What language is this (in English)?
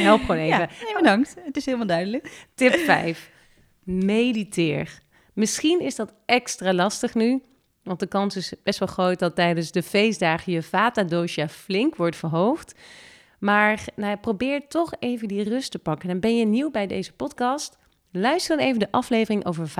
Dutch